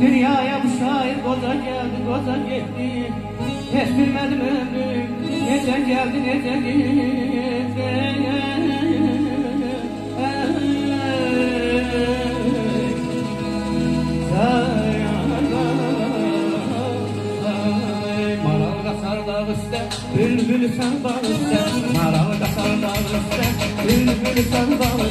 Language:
Turkish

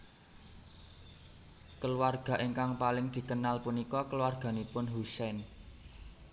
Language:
Javanese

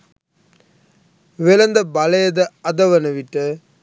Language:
Sinhala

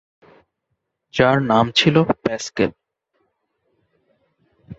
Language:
Bangla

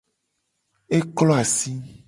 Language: Gen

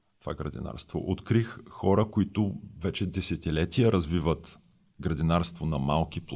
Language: Bulgarian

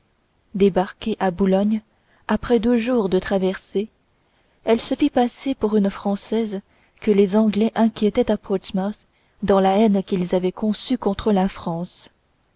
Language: French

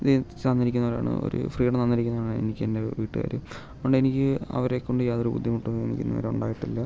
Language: Malayalam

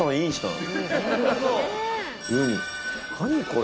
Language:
Japanese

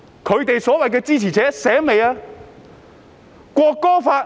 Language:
Cantonese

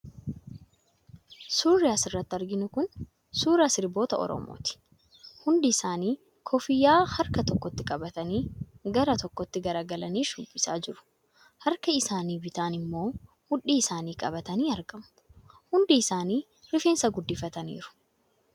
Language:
Oromo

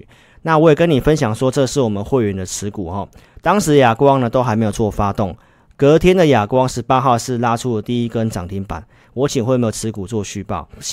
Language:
Chinese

